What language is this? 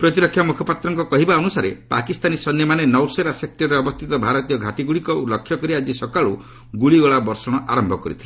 Odia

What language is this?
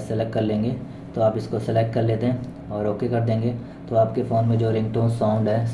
Hindi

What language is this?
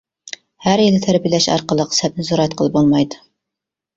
Uyghur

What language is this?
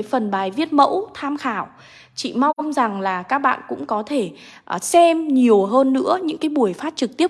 Vietnamese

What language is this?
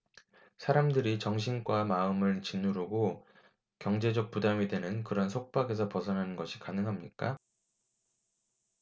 Korean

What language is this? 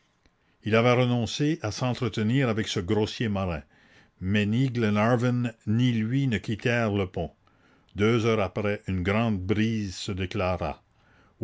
French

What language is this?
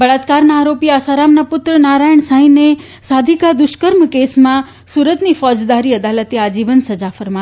Gujarati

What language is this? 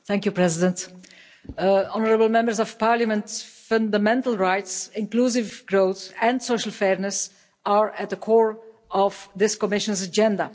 English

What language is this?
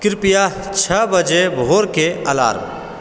Maithili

